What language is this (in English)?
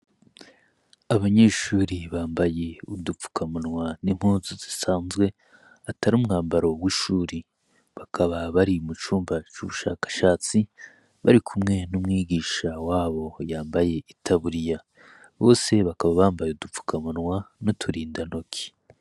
Rundi